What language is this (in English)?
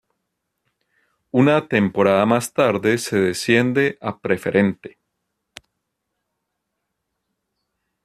Spanish